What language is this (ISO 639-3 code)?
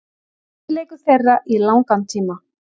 isl